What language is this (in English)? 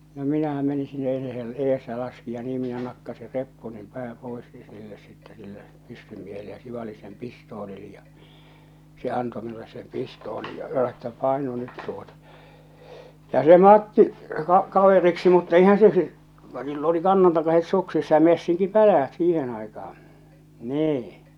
Finnish